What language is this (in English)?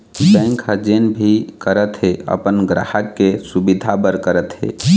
Chhattisgarhi